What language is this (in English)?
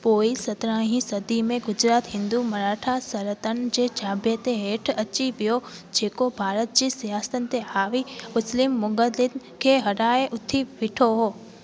Sindhi